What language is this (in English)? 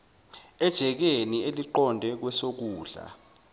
Zulu